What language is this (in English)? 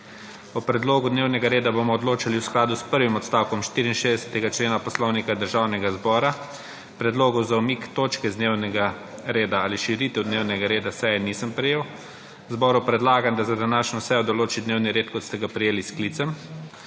Slovenian